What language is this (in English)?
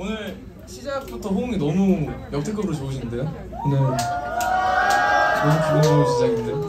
Korean